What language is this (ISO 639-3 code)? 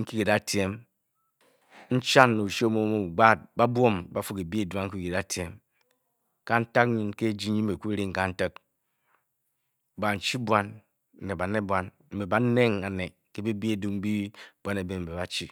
bky